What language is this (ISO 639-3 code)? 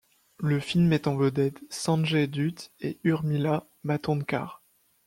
fra